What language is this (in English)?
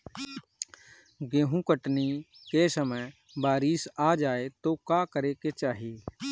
Bhojpuri